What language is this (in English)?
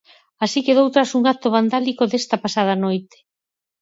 Galician